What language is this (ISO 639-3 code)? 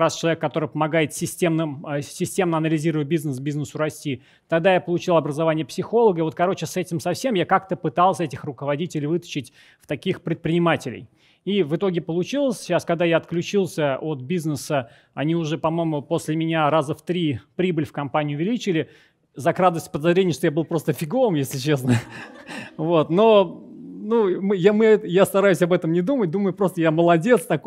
rus